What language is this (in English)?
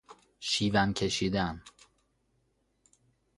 Persian